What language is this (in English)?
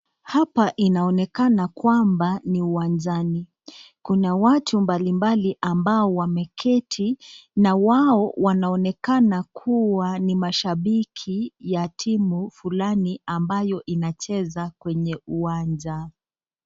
Swahili